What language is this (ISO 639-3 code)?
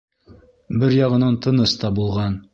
bak